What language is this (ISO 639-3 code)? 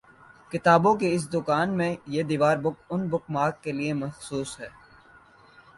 urd